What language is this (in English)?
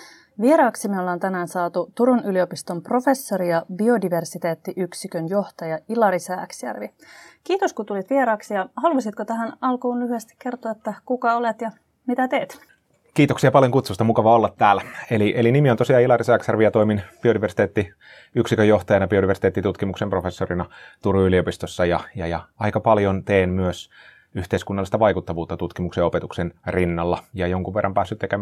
Finnish